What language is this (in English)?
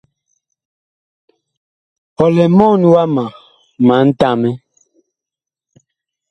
Bakoko